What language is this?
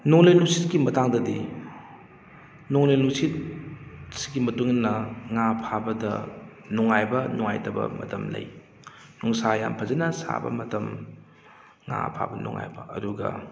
Manipuri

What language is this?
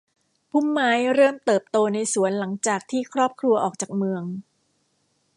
Thai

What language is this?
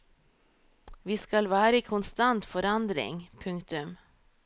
Norwegian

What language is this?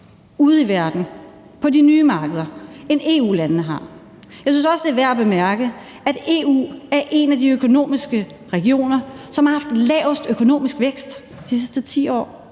Danish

